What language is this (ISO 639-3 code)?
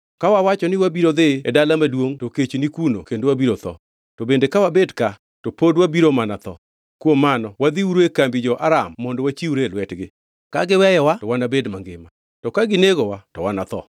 luo